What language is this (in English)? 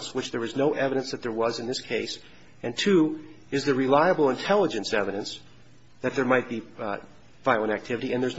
English